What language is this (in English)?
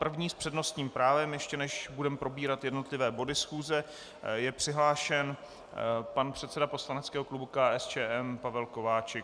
Czech